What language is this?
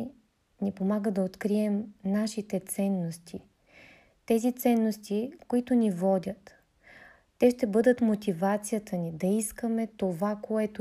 Bulgarian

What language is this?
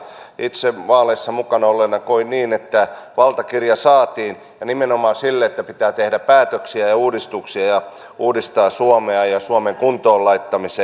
Finnish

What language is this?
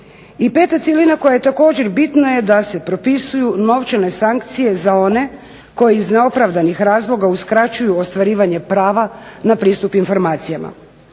Croatian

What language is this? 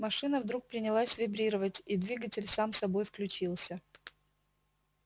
Russian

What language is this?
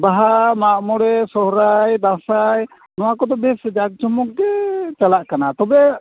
Santali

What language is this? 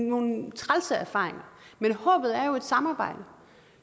Danish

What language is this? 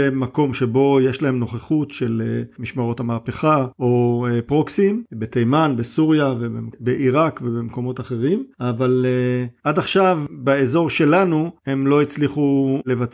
Hebrew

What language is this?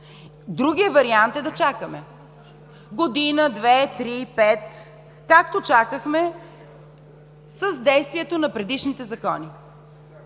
Bulgarian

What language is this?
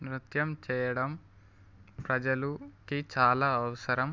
Telugu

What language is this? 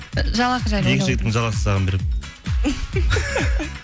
Kazakh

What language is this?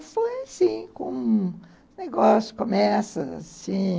Portuguese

